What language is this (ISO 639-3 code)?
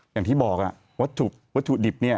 tha